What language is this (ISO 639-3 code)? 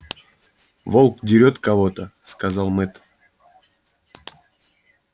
rus